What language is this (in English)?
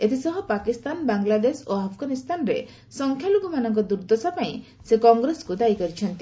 Odia